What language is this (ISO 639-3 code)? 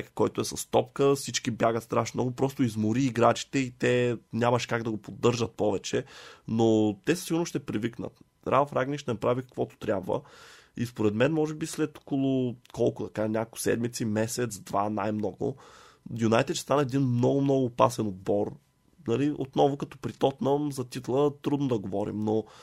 bul